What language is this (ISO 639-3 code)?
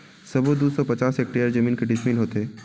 hne